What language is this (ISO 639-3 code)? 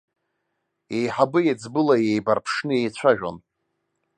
abk